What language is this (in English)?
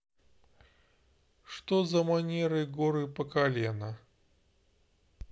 Russian